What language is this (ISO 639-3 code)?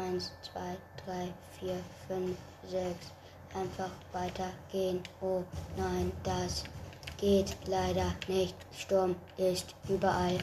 deu